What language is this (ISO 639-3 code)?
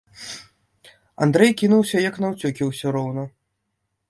bel